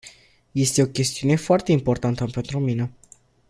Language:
Romanian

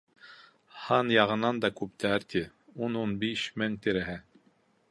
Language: Bashkir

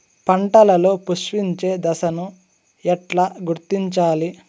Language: Telugu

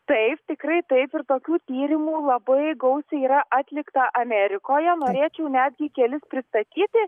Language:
Lithuanian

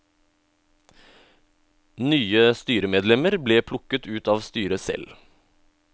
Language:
Norwegian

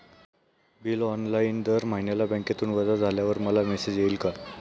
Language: Marathi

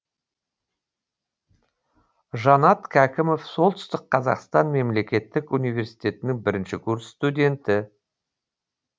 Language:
Kazakh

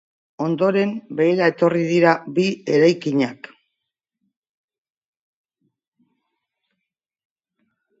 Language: Basque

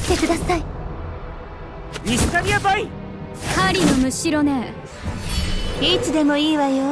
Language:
Japanese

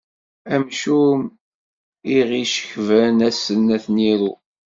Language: Kabyle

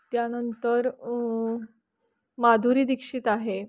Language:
Marathi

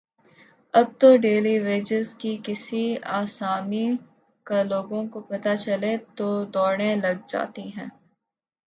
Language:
Urdu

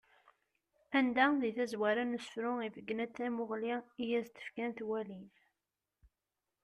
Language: Kabyle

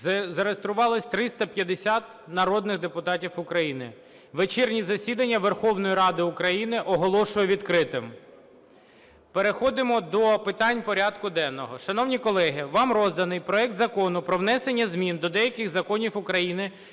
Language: Ukrainian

